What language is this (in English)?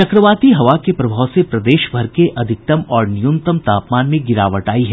Hindi